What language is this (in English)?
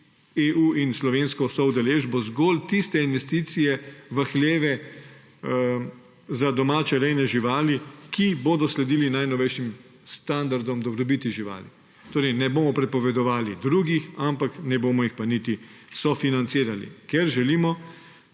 Slovenian